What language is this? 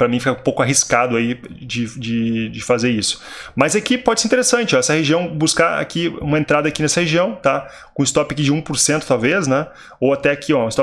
Portuguese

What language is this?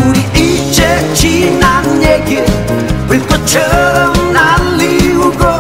Korean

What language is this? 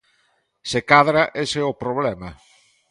Galician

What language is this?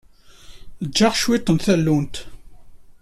Kabyle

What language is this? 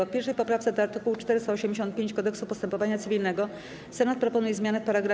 Polish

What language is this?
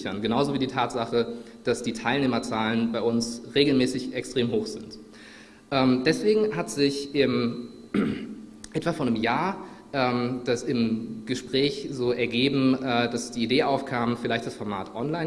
German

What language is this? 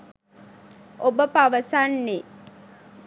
Sinhala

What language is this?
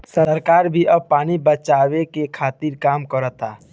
Bhojpuri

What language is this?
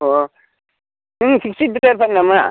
Bodo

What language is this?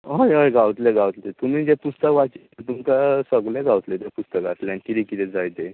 Konkani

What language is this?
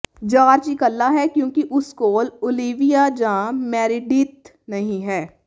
Punjabi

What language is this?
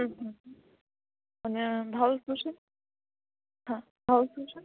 Gujarati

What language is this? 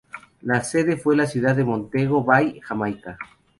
Spanish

